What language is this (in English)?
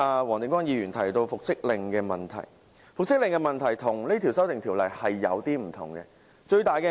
Cantonese